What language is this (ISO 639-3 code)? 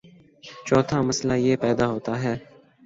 urd